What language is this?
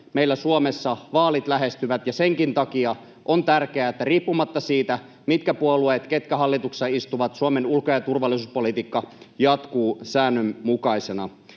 Finnish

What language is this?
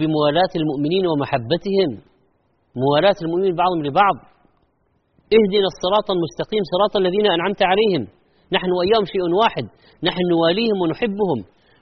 Arabic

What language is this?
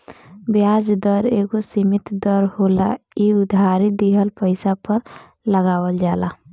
Bhojpuri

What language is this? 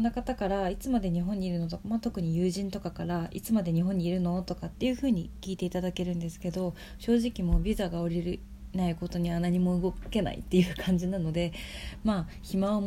Japanese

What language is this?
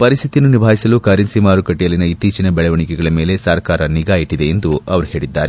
Kannada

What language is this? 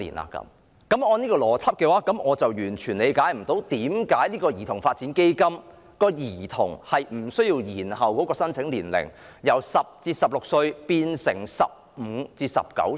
Cantonese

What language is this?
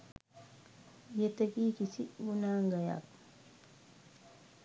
Sinhala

